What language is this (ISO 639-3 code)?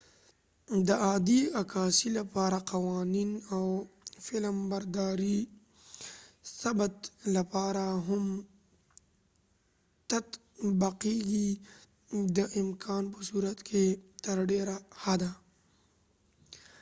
pus